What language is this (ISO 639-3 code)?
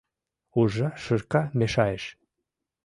chm